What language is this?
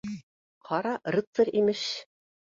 Bashkir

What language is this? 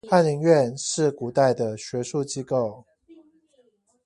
Chinese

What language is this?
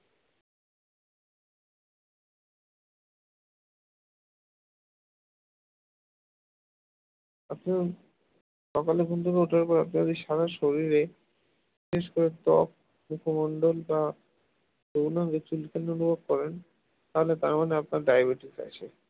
Bangla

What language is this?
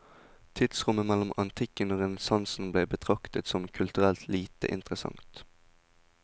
Norwegian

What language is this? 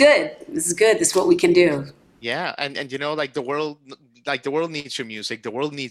English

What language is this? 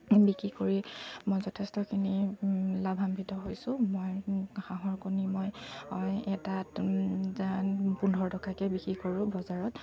Assamese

